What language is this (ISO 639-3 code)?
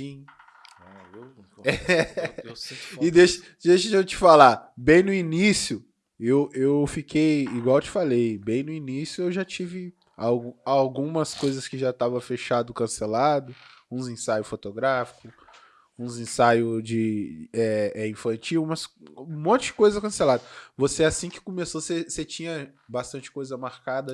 por